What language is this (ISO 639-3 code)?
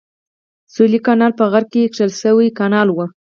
pus